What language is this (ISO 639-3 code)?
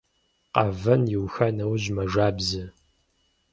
kbd